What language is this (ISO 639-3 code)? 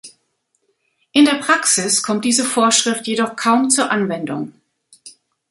deu